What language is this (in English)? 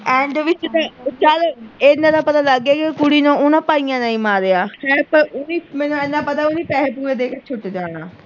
Punjabi